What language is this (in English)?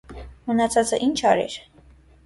Armenian